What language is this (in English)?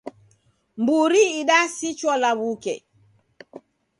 Taita